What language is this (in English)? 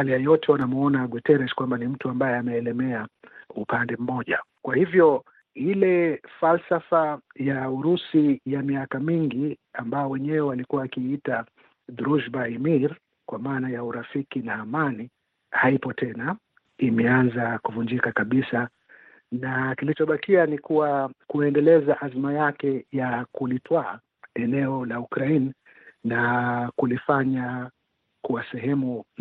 Swahili